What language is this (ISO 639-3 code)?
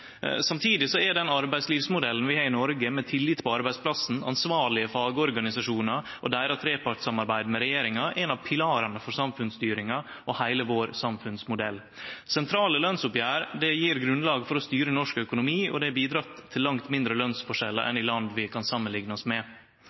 nno